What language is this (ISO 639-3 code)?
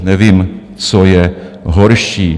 ces